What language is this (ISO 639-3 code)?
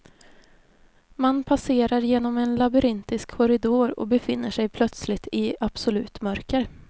swe